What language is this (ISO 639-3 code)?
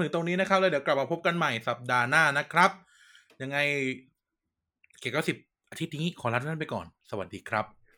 tha